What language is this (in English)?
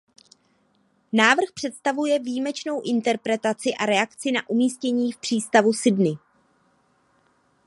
Czech